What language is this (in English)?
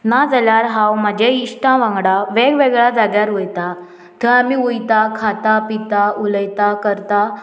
Konkani